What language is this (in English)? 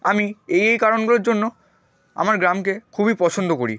Bangla